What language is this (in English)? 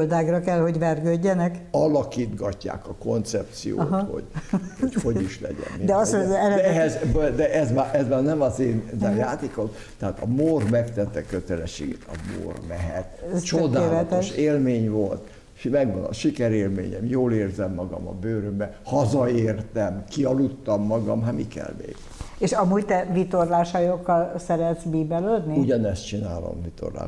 Hungarian